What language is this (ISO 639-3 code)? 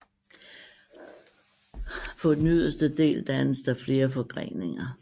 dan